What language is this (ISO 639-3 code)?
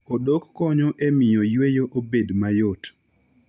luo